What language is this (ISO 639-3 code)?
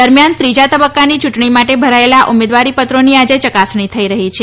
guj